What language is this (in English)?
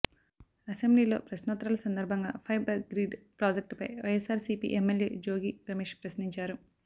Telugu